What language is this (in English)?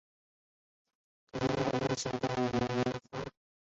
Chinese